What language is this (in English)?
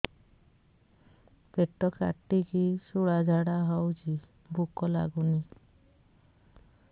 Odia